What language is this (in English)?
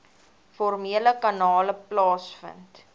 Afrikaans